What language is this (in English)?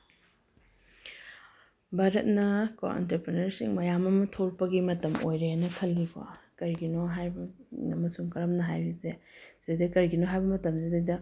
Manipuri